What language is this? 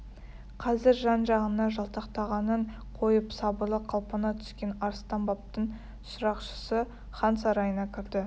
Kazakh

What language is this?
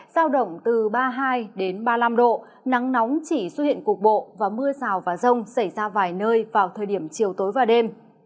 Vietnamese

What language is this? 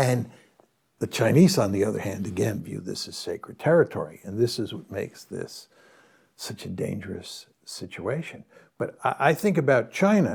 Hungarian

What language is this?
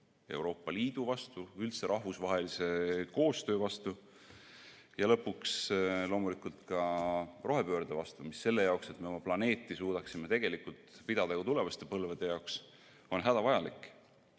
Estonian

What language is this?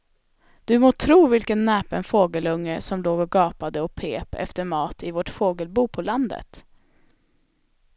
Swedish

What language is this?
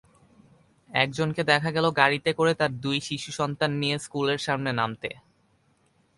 Bangla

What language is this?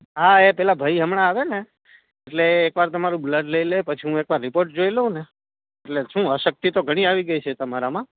Gujarati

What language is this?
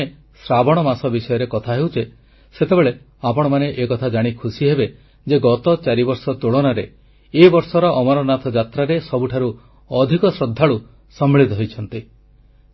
Odia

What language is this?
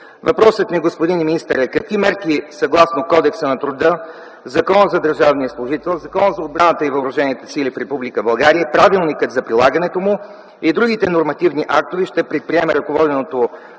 Bulgarian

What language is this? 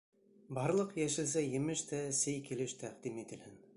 Bashkir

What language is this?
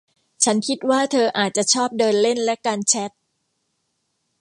Thai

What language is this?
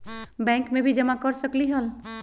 Magahi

